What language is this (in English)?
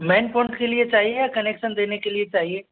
Hindi